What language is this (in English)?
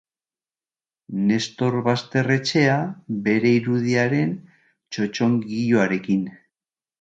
Basque